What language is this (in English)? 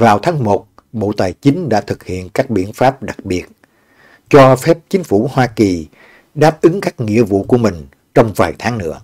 Vietnamese